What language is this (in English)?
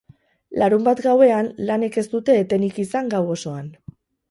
Basque